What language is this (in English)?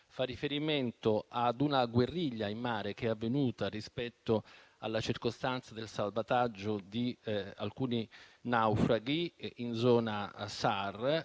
Italian